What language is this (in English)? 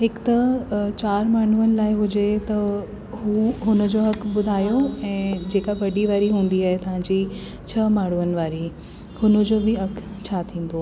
Sindhi